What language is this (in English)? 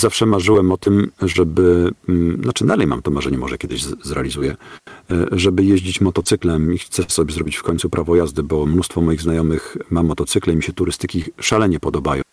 Polish